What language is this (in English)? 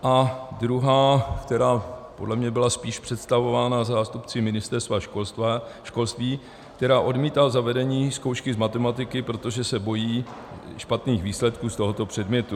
Czech